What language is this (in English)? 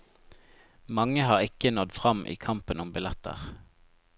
Norwegian